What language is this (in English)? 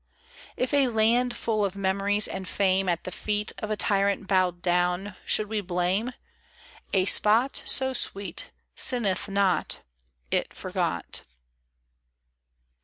English